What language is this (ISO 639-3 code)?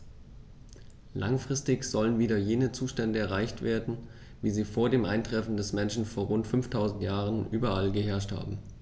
deu